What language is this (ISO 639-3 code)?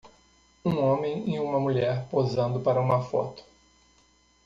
por